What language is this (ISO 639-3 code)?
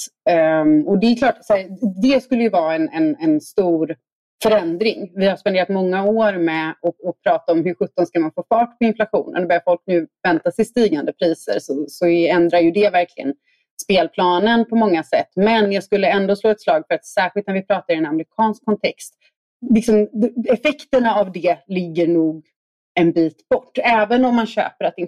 swe